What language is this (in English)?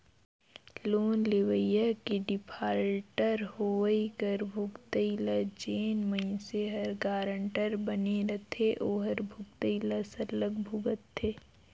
Chhattisgarhi